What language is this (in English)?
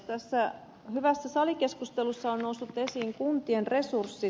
Finnish